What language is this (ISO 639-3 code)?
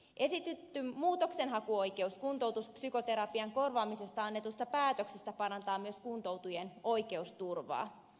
fin